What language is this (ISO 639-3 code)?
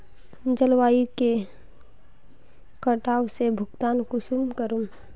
mag